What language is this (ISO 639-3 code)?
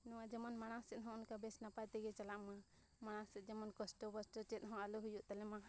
sat